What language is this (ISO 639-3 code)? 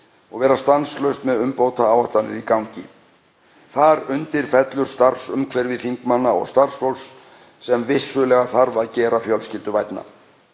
isl